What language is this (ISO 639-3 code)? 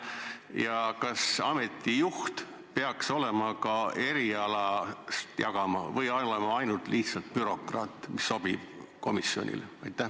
est